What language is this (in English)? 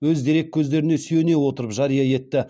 Kazakh